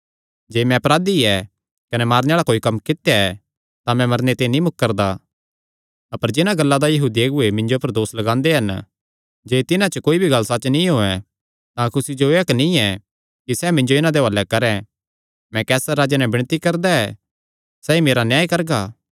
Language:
Kangri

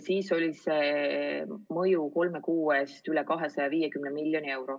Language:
Estonian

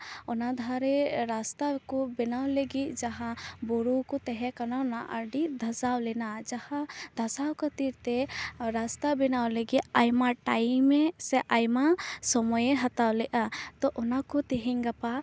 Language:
Santali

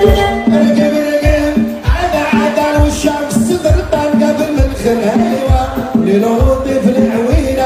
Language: Arabic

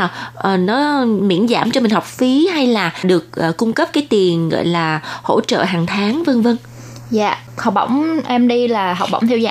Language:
Vietnamese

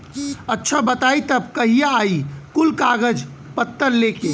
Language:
Bhojpuri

